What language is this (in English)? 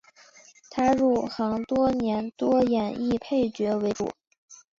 Chinese